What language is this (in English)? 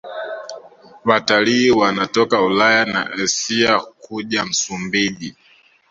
Swahili